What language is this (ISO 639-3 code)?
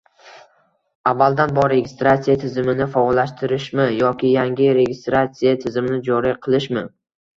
uzb